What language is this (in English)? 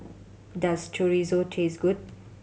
English